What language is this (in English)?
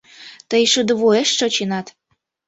Mari